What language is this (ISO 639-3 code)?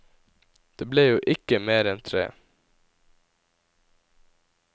nor